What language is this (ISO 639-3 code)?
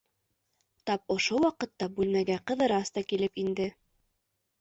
bak